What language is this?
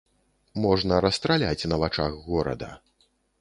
Belarusian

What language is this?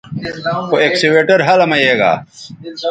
Bateri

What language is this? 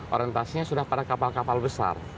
Indonesian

